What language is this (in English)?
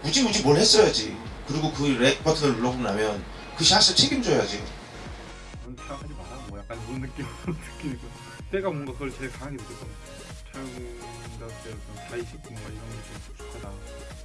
Korean